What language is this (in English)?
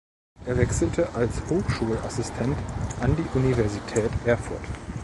German